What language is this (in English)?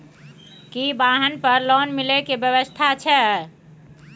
Maithili